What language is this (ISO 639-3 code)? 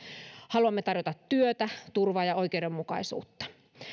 fin